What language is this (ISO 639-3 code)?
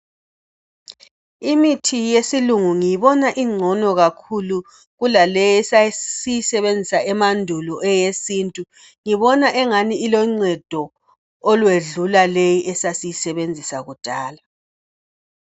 nde